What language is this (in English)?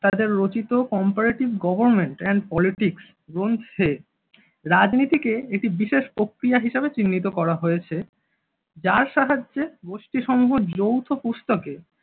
Bangla